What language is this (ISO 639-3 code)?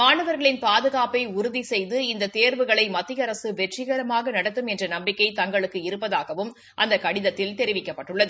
tam